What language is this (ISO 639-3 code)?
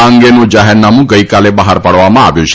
guj